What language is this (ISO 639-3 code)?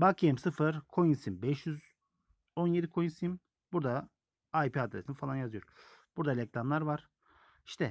tur